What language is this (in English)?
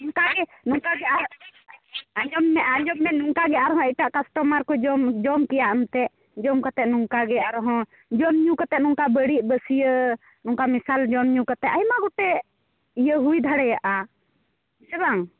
Santali